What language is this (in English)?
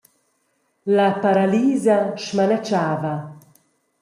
Romansh